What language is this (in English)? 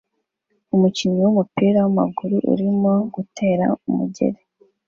Kinyarwanda